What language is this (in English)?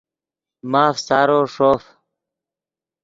Yidgha